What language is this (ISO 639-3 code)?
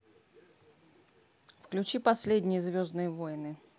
rus